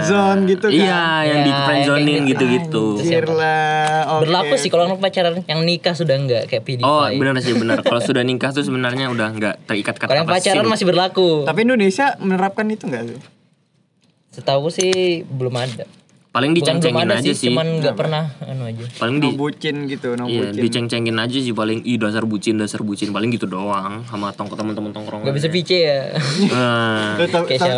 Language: Indonesian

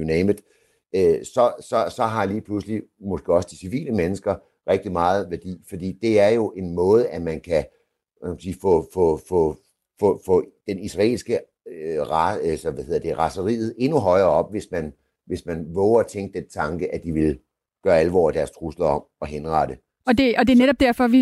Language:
Danish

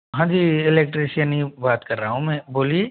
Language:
Hindi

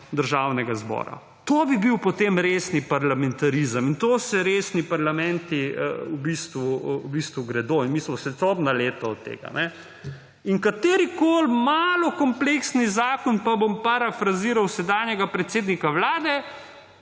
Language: Slovenian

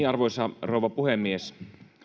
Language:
Finnish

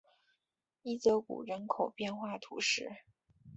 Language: Chinese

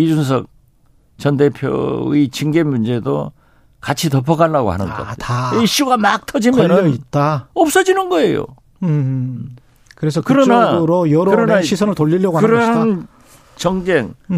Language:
Korean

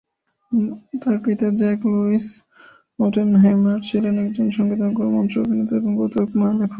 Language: Bangla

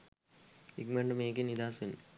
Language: Sinhala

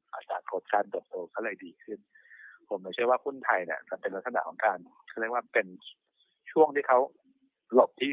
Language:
Thai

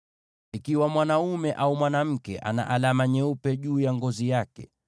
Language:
Swahili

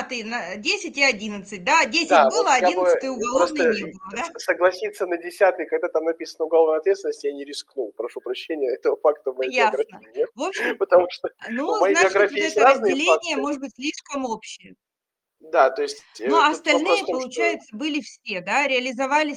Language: Russian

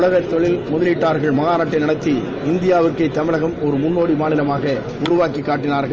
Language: Tamil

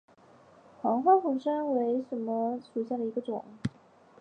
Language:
Chinese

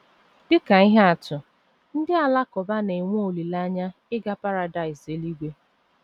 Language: Igbo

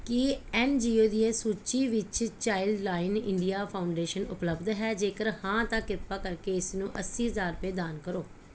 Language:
Punjabi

